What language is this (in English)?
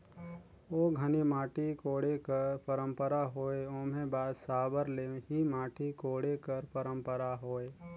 Chhattisgarhi